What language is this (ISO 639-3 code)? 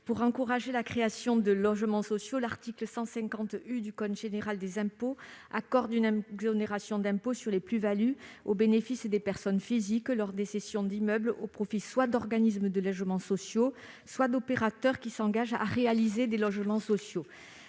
fra